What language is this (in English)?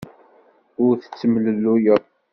Kabyle